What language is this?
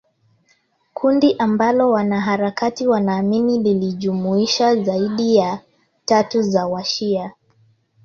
Swahili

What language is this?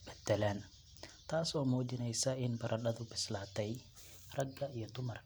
Somali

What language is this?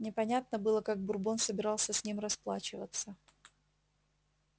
Russian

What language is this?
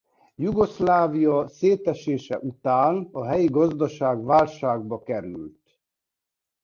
Hungarian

